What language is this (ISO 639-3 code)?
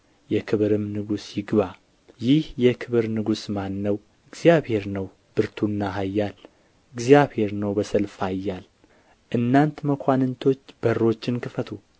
amh